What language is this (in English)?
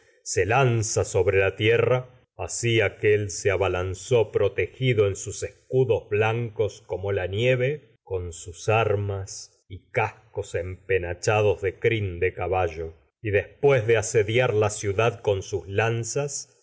Spanish